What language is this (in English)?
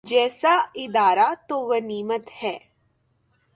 Urdu